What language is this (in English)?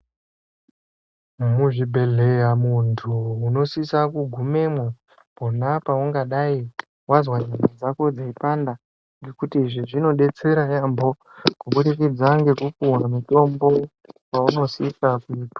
Ndau